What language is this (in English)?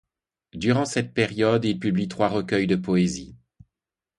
French